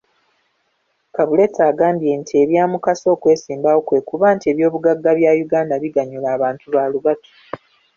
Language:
Ganda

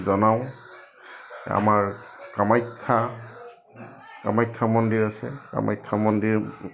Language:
Assamese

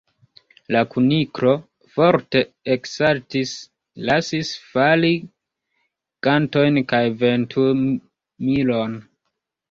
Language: Esperanto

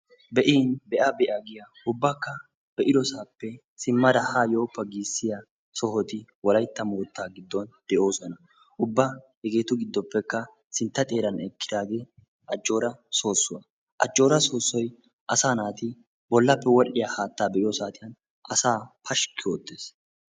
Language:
Wolaytta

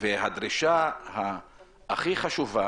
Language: Hebrew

